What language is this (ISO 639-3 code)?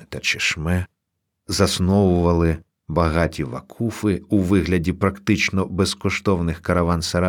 ukr